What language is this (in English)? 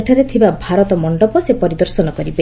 Odia